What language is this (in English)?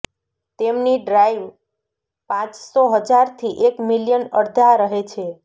Gujarati